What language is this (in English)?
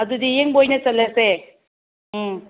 Manipuri